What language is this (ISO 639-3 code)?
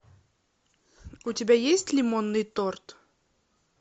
rus